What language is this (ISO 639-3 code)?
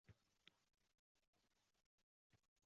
uzb